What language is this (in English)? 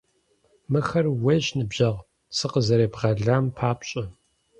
Kabardian